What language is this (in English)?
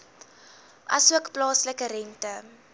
Afrikaans